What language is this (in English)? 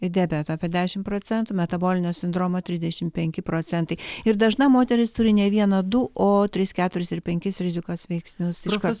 Lithuanian